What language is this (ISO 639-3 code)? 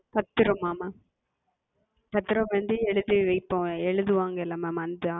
tam